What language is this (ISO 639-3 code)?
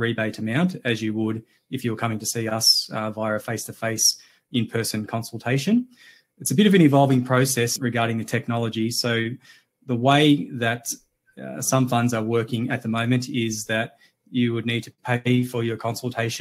eng